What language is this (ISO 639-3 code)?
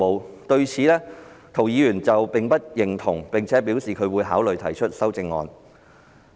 yue